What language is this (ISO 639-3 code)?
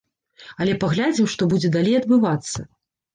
bel